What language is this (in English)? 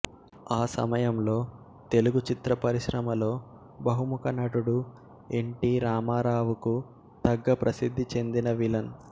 Telugu